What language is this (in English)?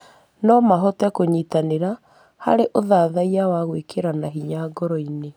Kikuyu